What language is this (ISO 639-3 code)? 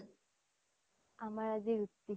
asm